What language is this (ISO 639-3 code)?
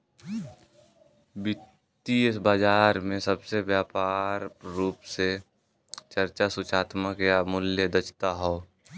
bho